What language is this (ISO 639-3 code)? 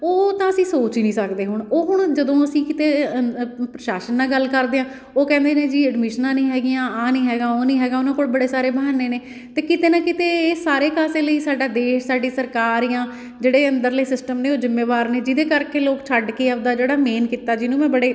pan